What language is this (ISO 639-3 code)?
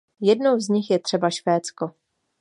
ces